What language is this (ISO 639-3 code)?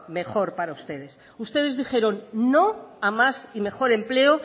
spa